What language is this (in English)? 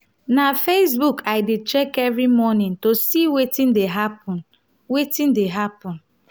Nigerian Pidgin